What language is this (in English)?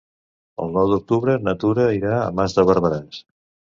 Catalan